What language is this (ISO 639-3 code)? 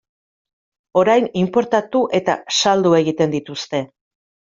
eus